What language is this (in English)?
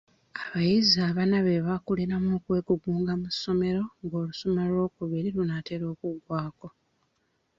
Ganda